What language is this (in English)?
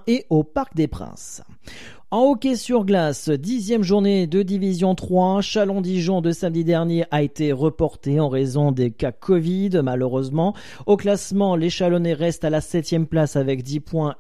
French